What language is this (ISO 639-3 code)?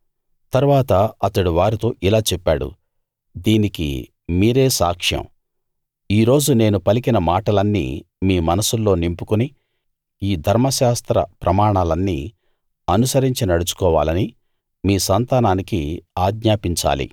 tel